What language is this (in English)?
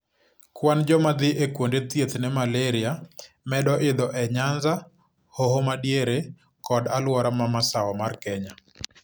Luo (Kenya and Tanzania)